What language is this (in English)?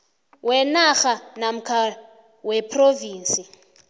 South Ndebele